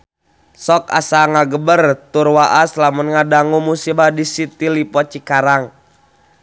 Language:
Sundanese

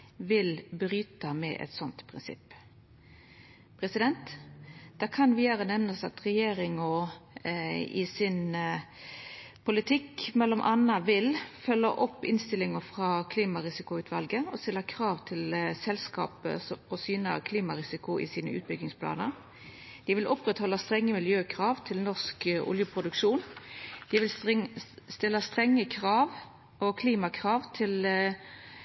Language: Norwegian Nynorsk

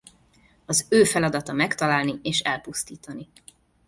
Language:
Hungarian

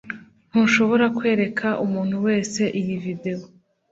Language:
Kinyarwanda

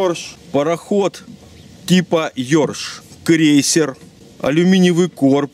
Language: Russian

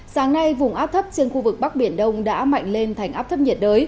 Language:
Vietnamese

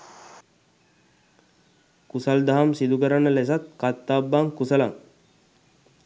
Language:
Sinhala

